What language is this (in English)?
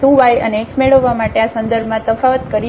Gujarati